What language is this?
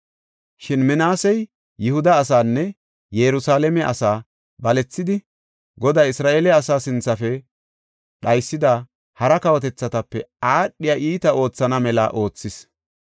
Gofa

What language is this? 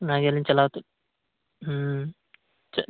Santali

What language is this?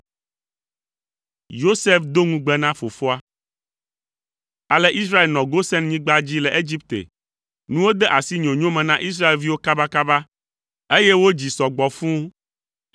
Ewe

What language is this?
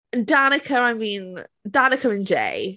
English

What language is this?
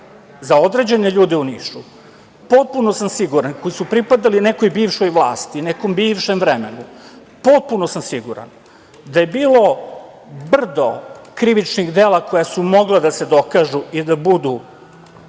Serbian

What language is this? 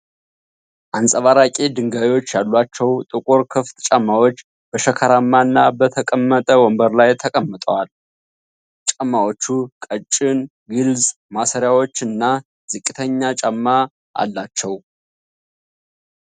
Amharic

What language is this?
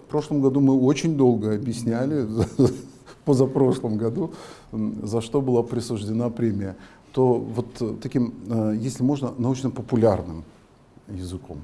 Russian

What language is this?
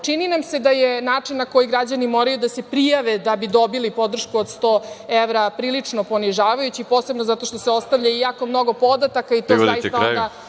Serbian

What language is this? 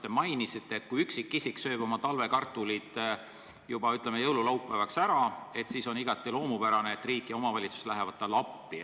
Estonian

